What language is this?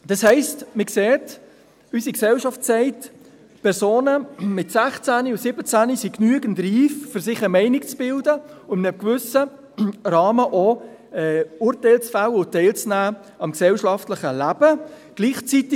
Swiss German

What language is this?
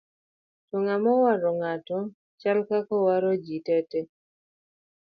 Luo (Kenya and Tanzania)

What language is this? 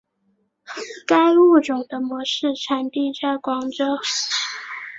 Chinese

